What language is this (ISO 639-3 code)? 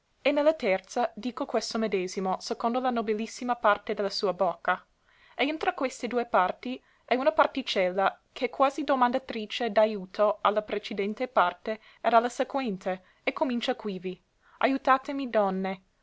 ita